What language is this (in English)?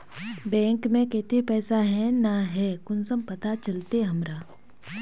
Magahi